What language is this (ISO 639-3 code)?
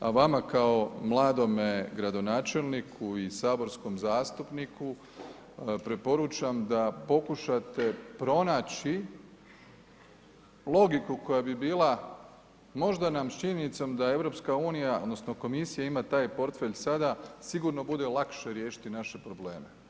hrv